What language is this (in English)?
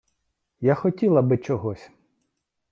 Ukrainian